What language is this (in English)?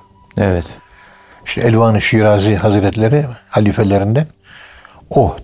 Turkish